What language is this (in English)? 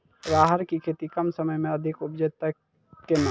Maithili